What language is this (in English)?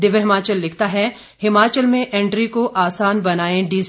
Hindi